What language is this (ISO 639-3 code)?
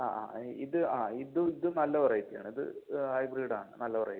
mal